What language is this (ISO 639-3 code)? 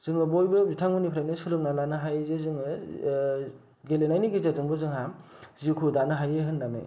brx